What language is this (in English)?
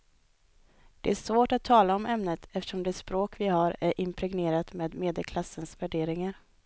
Swedish